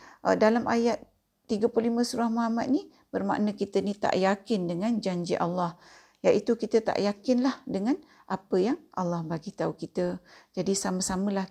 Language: Malay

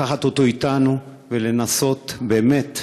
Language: Hebrew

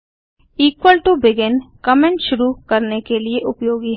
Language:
Hindi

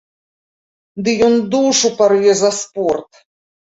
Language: Belarusian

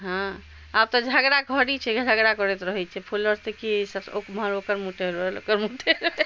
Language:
Maithili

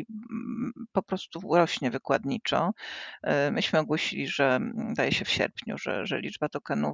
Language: Polish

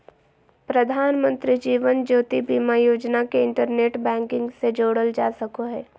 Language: Magahi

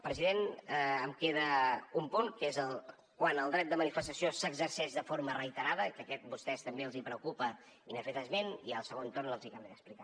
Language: Catalan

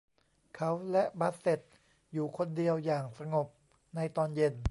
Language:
Thai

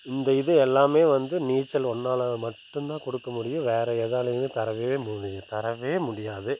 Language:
Tamil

